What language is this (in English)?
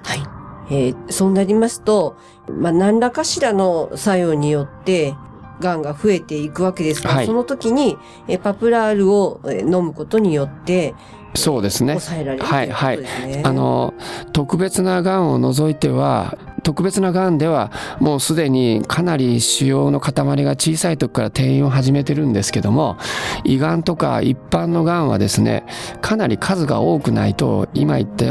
Japanese